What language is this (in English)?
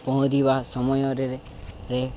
Odia